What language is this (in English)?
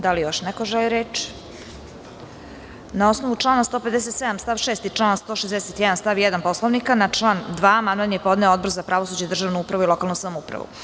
Serbian